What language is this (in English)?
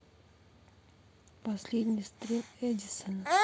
Russian